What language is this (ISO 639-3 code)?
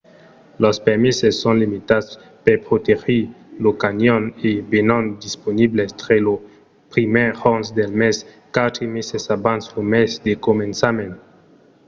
oci